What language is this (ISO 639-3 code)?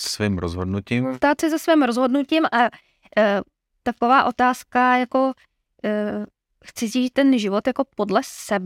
ces